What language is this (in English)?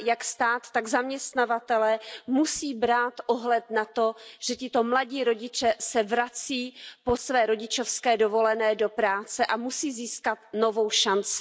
Czech